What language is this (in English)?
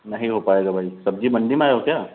Hindi